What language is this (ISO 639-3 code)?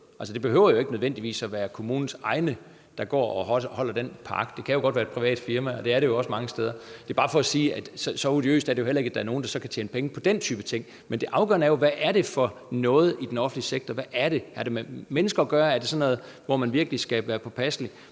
dan